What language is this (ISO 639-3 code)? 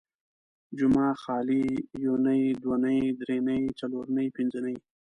pus